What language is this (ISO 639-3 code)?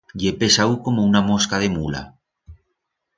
arg